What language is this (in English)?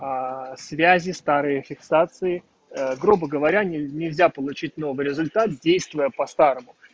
Russian